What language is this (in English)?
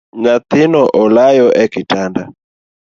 Luo (Kenya and Tanzania)